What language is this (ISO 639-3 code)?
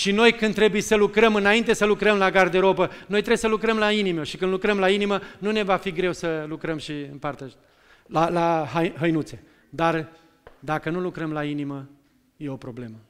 ron